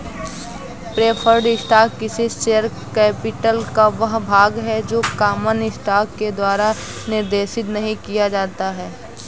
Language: Hindi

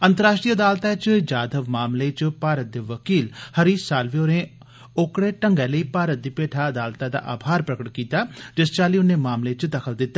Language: Dogri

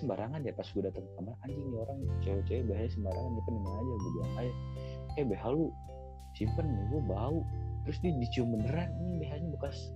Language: Indonesian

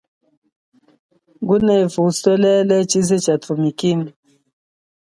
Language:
Chokwe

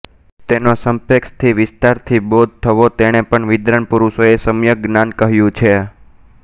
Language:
Gujarati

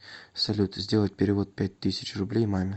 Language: Russian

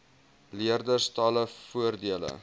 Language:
Afrikaans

